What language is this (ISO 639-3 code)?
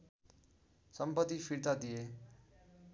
nep